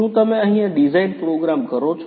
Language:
Gujarati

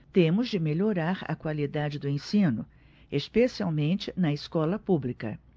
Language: Portuguese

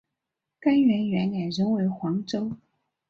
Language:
Chinese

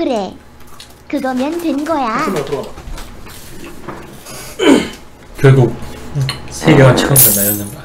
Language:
Korean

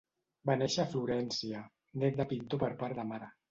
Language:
Catalan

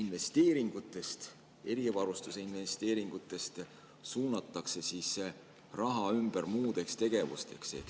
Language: Estonian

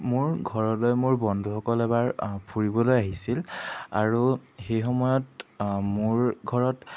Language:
Assamese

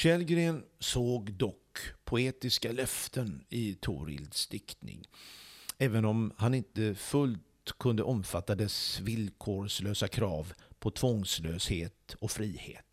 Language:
Swedish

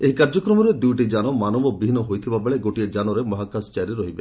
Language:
Odia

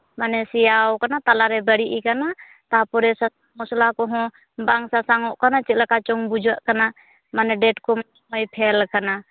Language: Santali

